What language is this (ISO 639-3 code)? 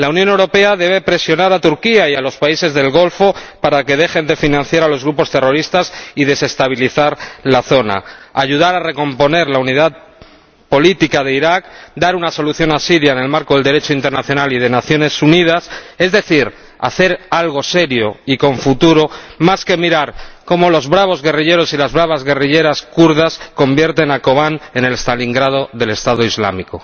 spa